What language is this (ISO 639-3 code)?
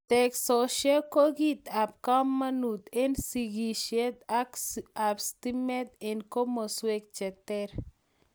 kln